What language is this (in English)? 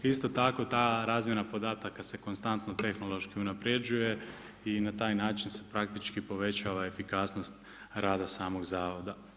Croatian